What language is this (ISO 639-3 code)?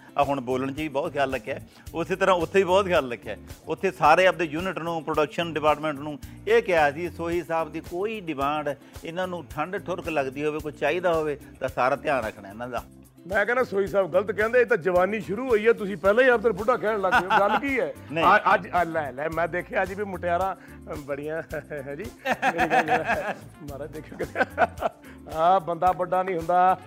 pan